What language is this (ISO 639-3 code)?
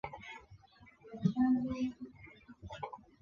zho